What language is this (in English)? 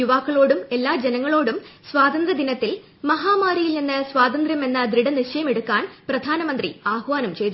Malayalam